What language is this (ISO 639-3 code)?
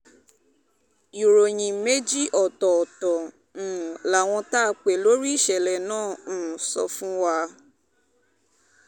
yor